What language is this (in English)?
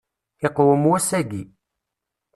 Kabyle